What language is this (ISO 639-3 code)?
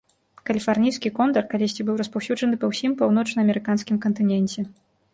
bel